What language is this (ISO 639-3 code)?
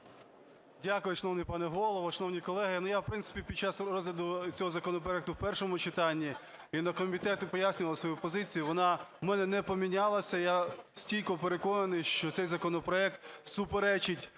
ukr